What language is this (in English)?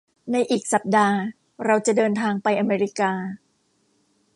Thai